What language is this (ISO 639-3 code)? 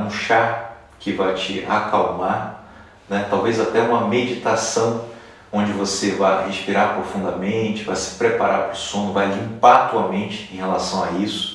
por